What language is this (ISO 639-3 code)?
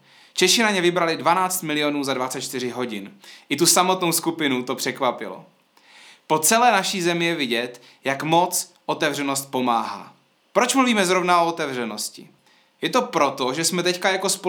ces